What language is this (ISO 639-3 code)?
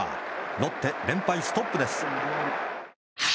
jpn